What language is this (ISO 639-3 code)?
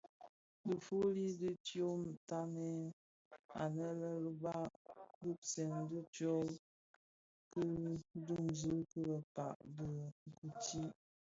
ksf